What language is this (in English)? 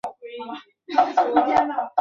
Chinese